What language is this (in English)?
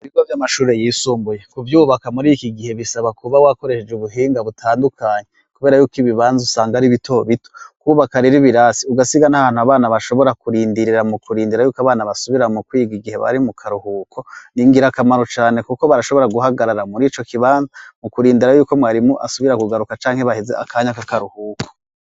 Rundi